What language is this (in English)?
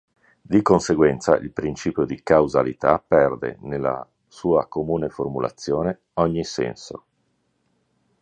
Italian